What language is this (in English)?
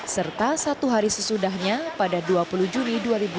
Indonesian